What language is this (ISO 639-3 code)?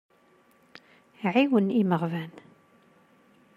kab